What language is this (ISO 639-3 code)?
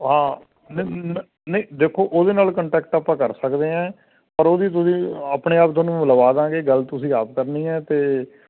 pan